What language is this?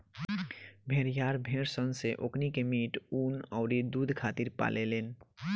Bhojpuri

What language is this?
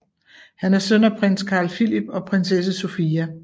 Danish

